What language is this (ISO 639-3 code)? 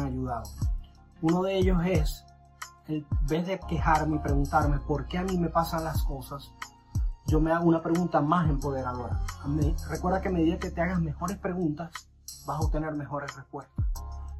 spa